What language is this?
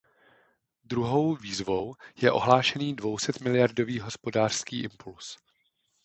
Czech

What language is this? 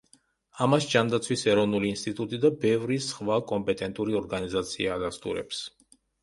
Georgian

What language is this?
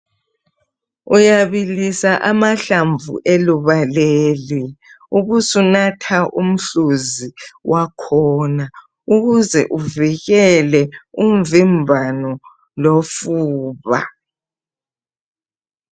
North Ndebele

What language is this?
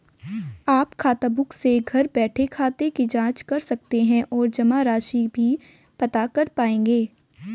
Hindi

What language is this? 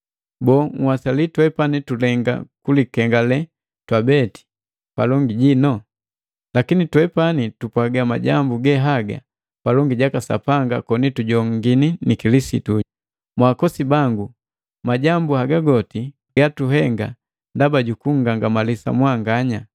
Matengo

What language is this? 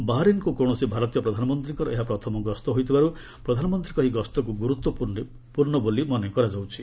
Odia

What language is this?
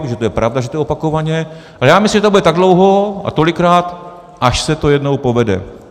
Czech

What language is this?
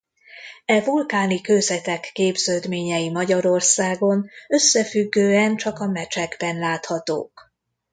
Hungarian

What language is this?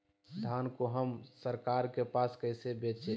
Magahi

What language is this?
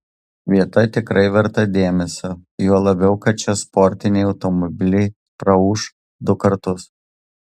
Lithuanian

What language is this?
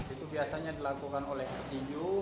Indonesian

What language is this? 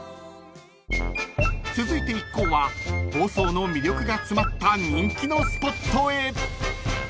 Japanese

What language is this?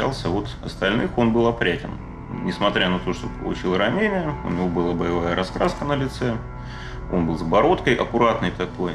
Russian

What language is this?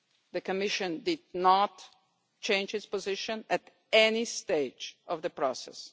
English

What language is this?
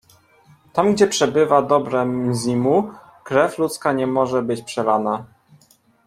Polish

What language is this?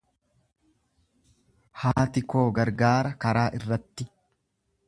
Oromo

